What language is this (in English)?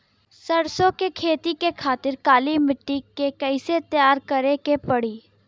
Bhojpuri